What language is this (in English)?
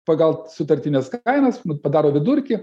Lithuanian